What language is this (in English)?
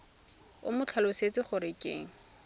Tswana